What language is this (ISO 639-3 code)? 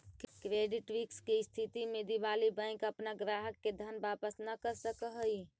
mag